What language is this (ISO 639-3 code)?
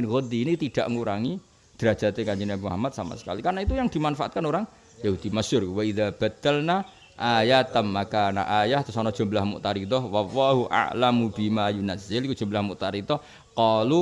ind